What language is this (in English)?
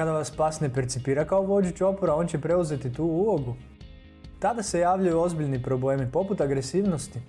Croatian